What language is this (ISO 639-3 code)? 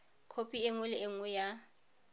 tsn